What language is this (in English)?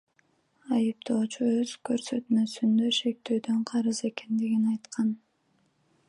Kyrgyz